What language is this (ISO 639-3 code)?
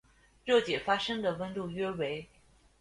zho